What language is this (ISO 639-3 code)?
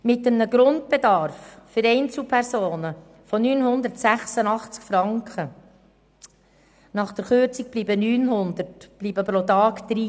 gsw